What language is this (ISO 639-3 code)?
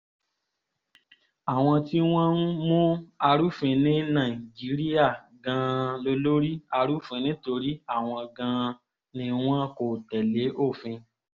yor